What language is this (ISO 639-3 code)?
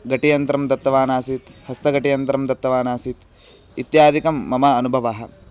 san